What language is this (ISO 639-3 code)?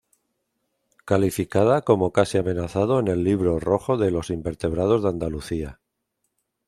spa